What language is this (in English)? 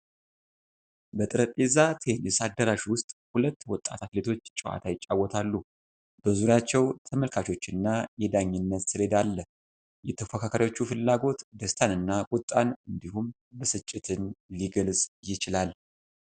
Amharic